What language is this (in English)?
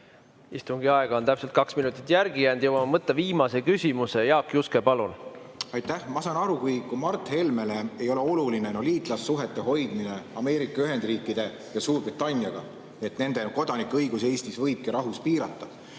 Estonian